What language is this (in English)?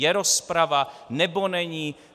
Czech